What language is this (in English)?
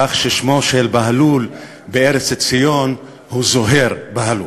Hebrew